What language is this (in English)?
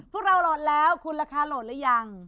Thai